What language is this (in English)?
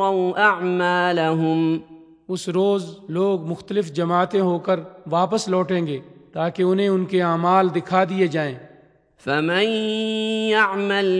Urdu